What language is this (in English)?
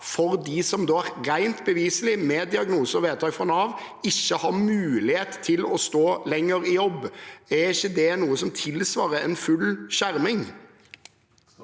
Norwegian